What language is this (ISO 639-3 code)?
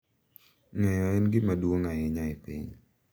luo